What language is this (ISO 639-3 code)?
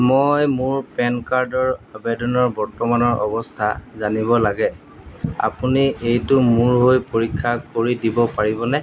asm